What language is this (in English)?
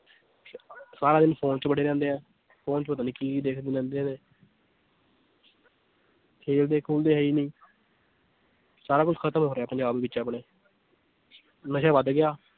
Punjabi